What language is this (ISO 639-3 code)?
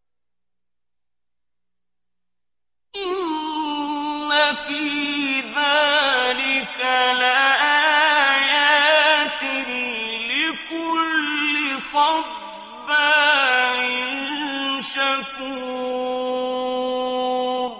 ara